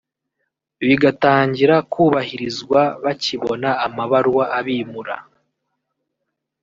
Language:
Kinyarwanda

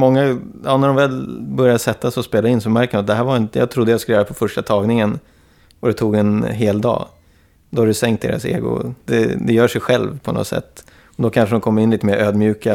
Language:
Swedish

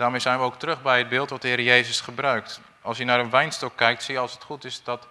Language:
Dutch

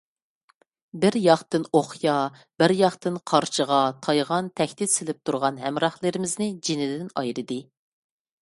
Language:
Uyghur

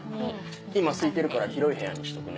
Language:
Japanese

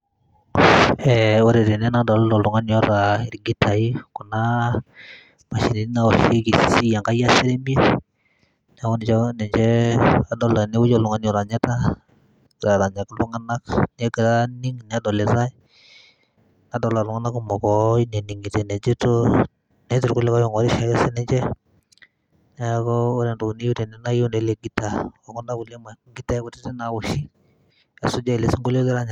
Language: Masai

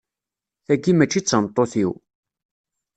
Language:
Kabyle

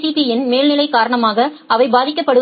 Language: Tamil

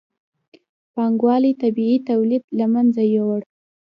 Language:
Pashto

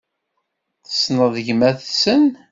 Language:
Kabyle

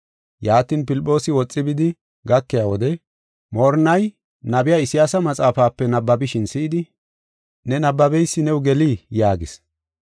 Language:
Gofa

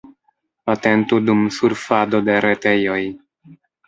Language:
Esperanto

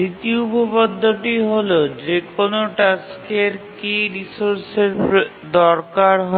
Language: Bangla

